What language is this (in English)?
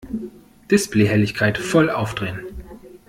German